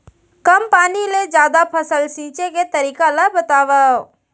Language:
Chhattisgarhi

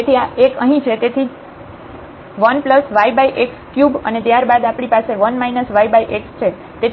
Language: Gujarati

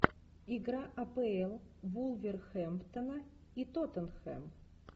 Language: Russian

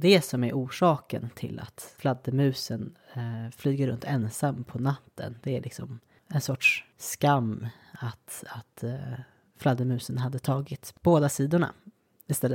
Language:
Swedish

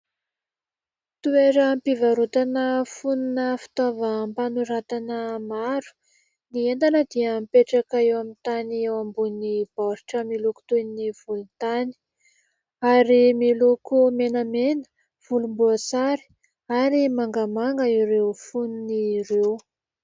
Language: Malagasy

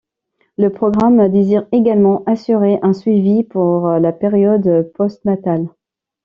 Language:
French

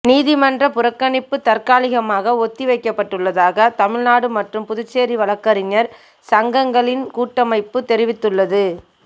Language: Tamil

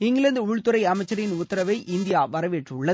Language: Tamil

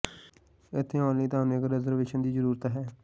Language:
Punjabi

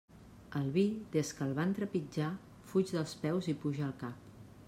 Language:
Catalan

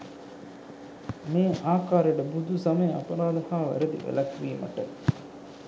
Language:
Sinhala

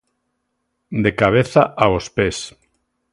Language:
Galician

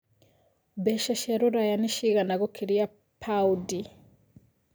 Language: Kikuyu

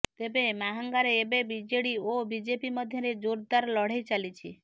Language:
Odia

